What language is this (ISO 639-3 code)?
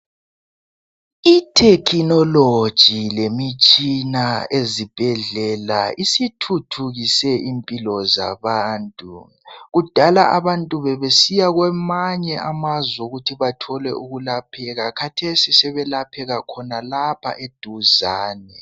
nde